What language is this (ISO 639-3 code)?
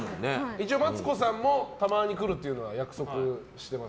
jpn